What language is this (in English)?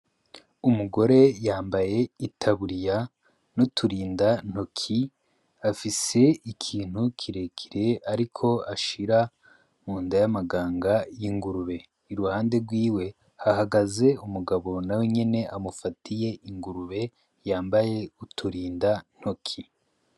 Rundi